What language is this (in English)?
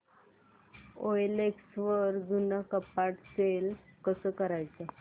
Marathi